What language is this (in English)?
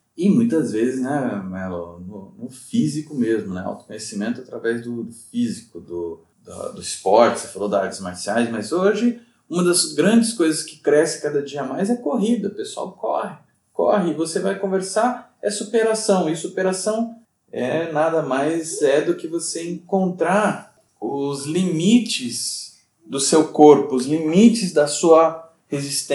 Portuguese